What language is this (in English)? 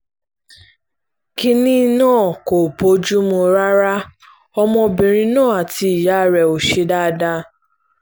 Yoruba